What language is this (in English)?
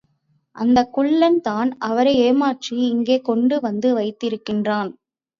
Tamil